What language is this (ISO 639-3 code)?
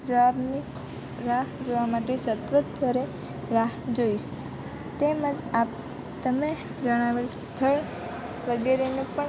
guj